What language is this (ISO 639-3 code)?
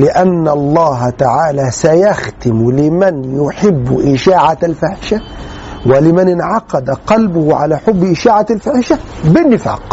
ara